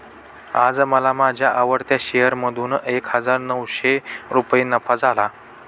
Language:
Marathi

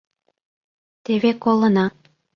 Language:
Mari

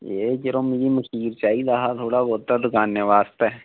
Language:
Dogri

